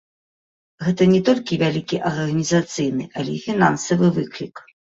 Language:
Belarusian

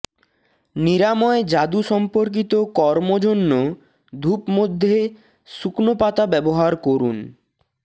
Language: Bangla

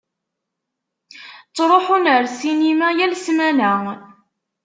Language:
Kabyle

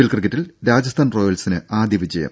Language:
Malayalam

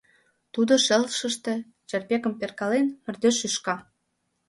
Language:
Mari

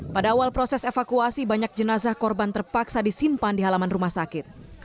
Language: Indonesian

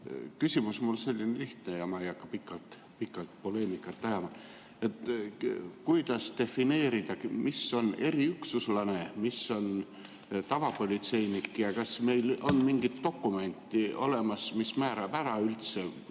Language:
Estonian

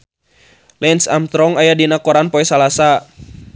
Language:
Sundanese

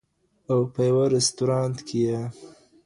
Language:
Pashto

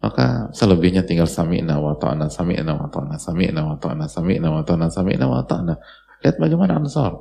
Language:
Indonesian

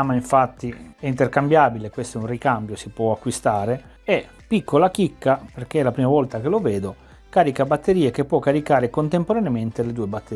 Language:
Italian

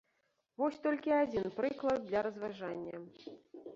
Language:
Belarusian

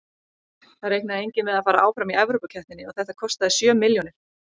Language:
Icelandic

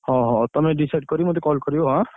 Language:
Odia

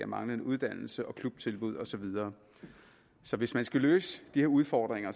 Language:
Danish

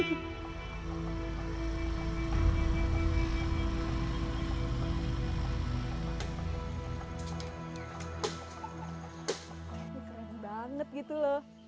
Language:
Indonesian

